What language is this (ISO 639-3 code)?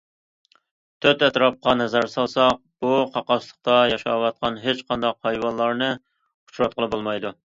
uig